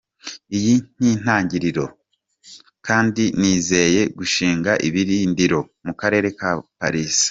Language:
Kinyarwanda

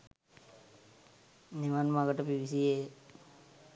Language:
Sinhala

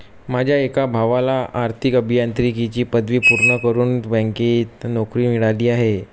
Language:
Marathi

